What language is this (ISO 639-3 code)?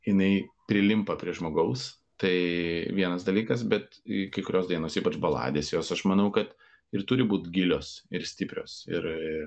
lit